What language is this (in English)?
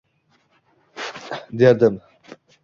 Uzbek